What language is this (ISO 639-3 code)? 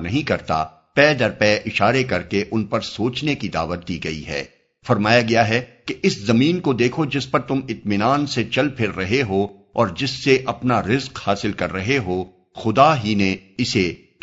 urd